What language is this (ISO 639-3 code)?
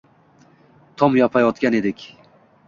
uzb